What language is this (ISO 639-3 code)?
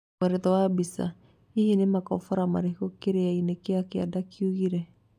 kik